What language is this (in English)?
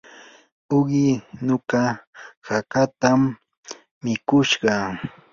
Yanahuanca Pasco Quechua